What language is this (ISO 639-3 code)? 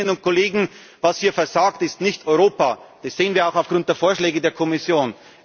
deu